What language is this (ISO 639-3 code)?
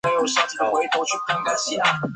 zho